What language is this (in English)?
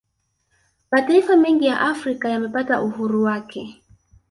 Swahili